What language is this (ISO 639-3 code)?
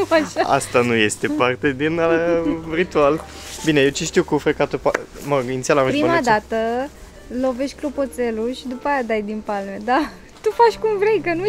ron